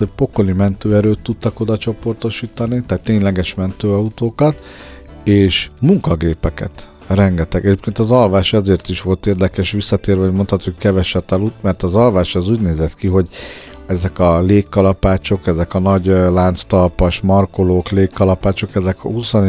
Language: Hungarian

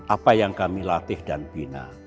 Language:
Indonesian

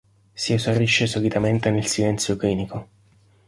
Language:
Italian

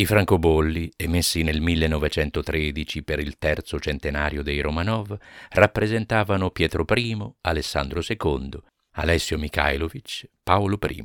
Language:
Italian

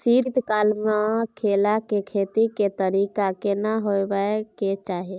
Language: Maithili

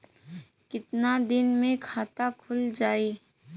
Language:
Bhojpuri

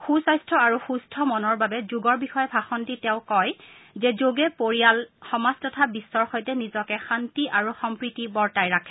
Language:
Assamese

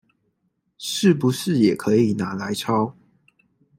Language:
Chinese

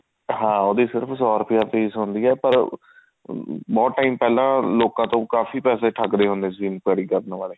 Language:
Punjabi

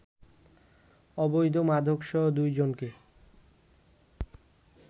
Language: Bangla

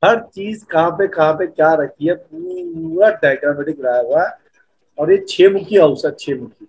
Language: Hindi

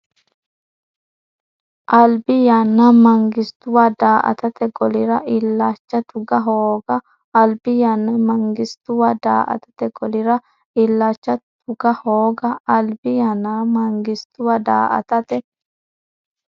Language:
Sidamo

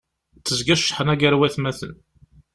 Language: Kabyle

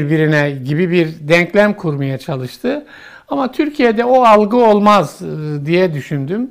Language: Turkish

